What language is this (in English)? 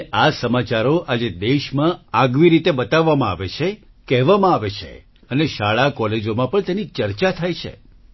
Gujarati